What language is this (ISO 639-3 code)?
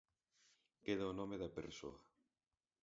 glg